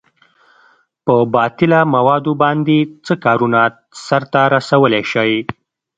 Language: Pashto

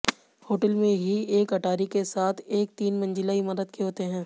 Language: Hindi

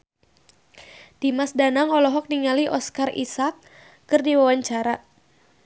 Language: Sundanese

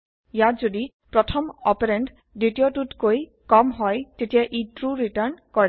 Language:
Assamese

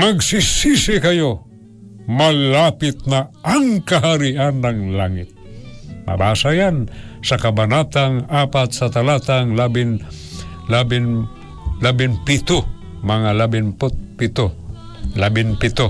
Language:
Filipino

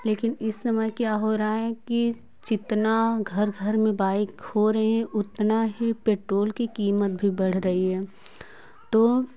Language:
Hindi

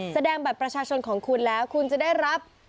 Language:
Thai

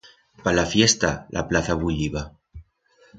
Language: Aragonese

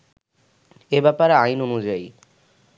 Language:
Bangla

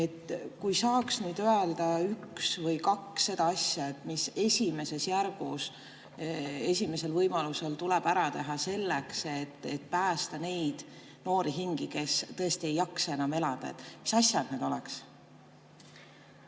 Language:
Estonian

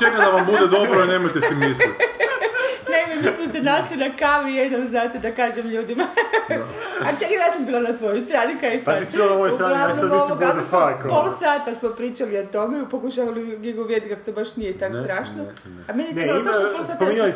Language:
Croatian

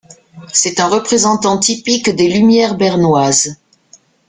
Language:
French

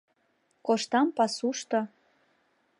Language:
Mari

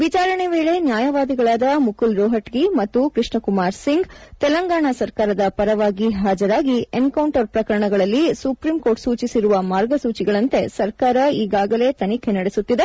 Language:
Kannada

